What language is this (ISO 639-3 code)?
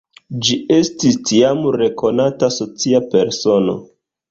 epo